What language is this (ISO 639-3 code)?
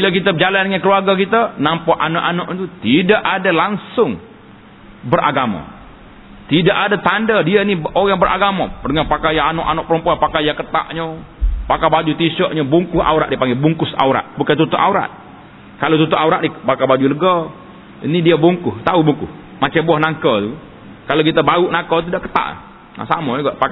msa